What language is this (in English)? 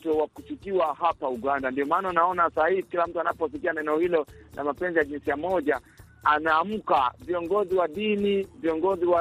Swahili